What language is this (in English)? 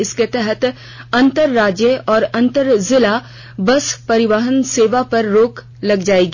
Hindi